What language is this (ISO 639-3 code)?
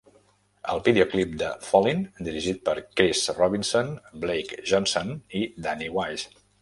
cat